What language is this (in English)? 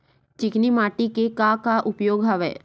Chhattisgarhi